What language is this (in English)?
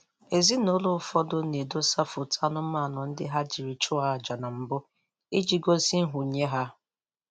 Igbo